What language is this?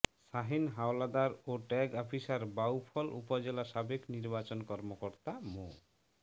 Bangla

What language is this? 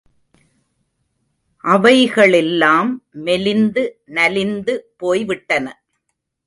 Tamil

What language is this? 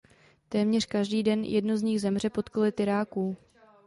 Czech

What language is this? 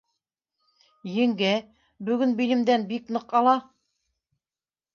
Bashkir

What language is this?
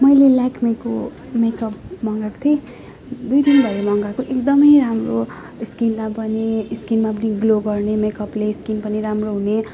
Nepali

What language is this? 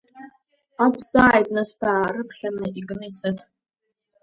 Abkhazian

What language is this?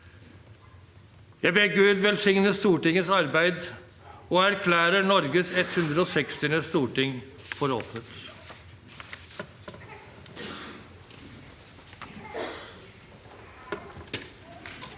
Norwegian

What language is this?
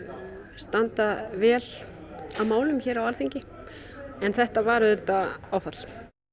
Icelandic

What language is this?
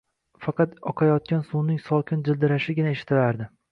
Uzbek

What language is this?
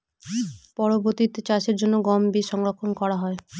Bangla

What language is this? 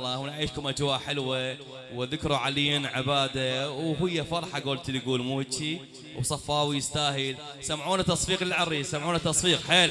Arabic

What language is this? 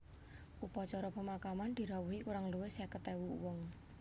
Javanese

